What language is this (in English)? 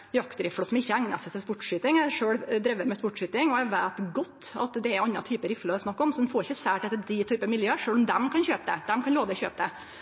Norwegian Nynorsk